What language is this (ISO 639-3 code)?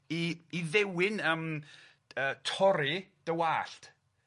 cym